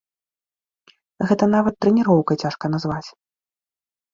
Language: Belarusian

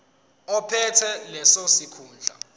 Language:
Zulu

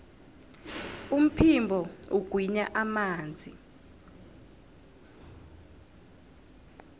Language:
South Ndebele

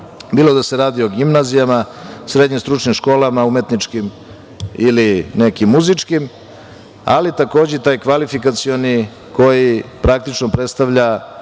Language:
Serbian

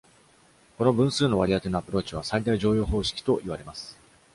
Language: Japanese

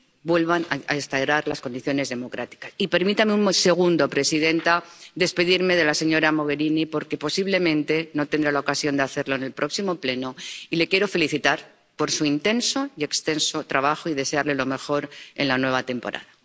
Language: Spanish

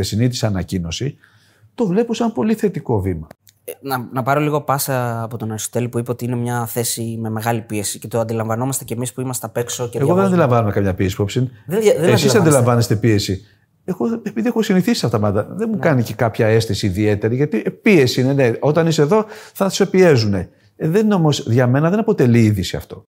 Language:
Greek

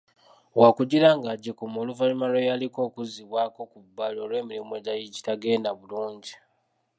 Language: Ganda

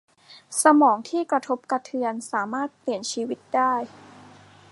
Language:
Thai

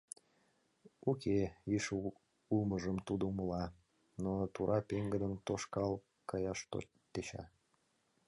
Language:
Mari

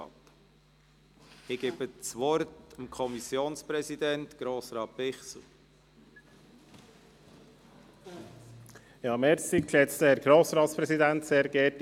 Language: Swiss German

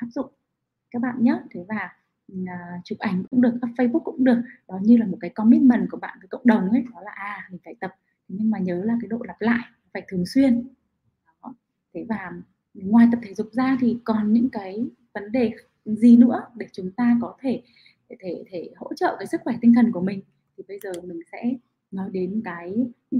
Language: Vietnamese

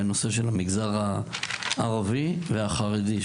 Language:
Hebrew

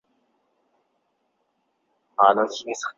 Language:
Chinese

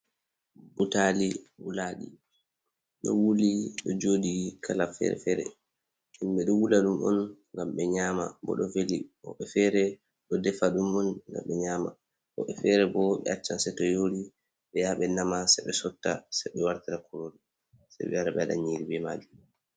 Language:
Fula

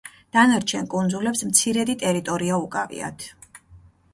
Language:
Georgian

